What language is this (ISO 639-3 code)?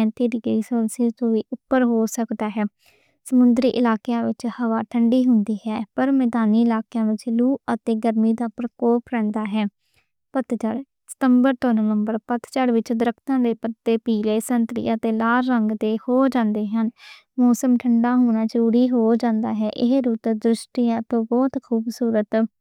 lah